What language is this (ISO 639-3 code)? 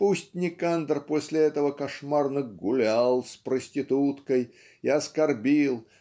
rus